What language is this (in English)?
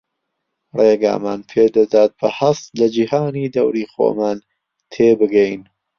Central Kurdish